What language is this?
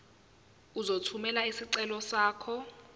Zulu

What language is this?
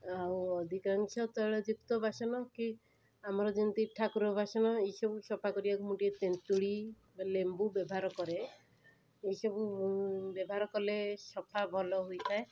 Odia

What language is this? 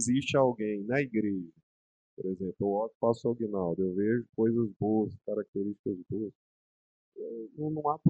Portuguese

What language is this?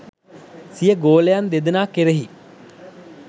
Sinhala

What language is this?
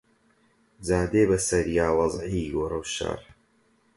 Central Kurdish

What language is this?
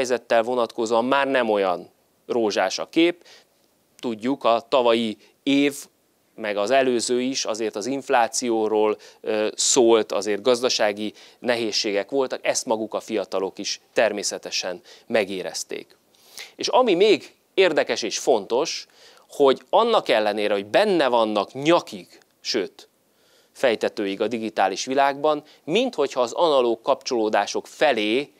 Hungarian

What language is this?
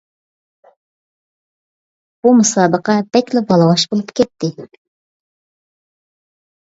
Uyghur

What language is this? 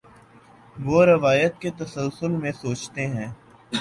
Urdu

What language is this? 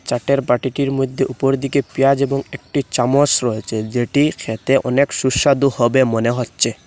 Bangla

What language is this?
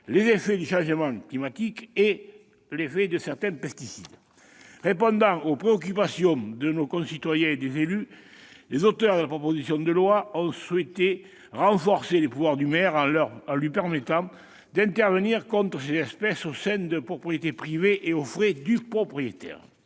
French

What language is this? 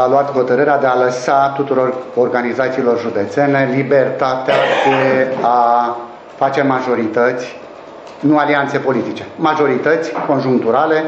Romanian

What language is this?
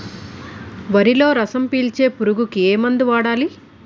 Telugu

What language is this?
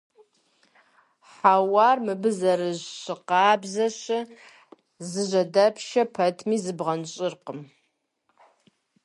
Kabardian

